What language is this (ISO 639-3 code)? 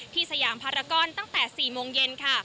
tha